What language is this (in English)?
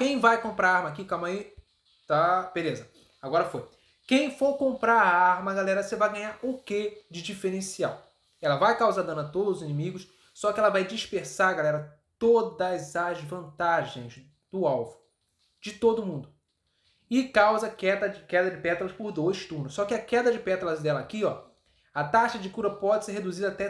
Portuguese